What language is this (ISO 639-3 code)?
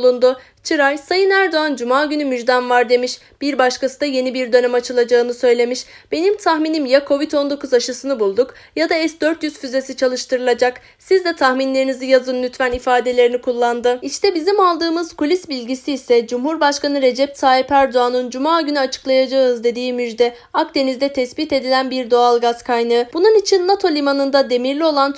tur